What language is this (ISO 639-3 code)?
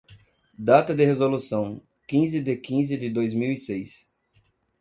por